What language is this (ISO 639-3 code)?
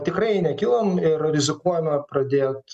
lit